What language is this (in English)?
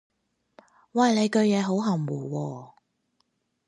Cantonese